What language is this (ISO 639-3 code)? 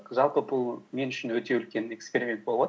kaz